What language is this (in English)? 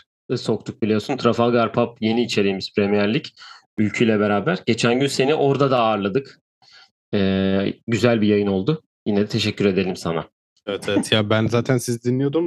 Turkish